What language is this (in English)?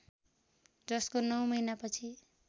Nepali